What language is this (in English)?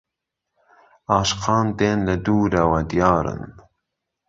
Central Kurdish